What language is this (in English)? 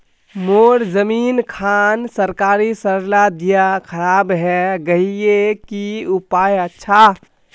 Magahi